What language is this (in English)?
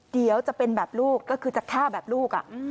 Thai